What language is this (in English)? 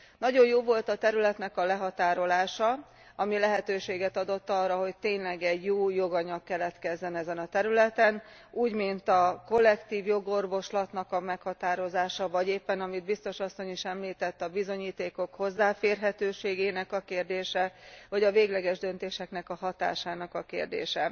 Hungarian